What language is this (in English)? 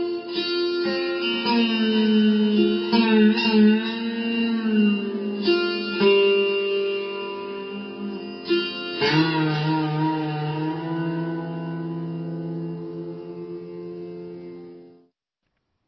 Urdu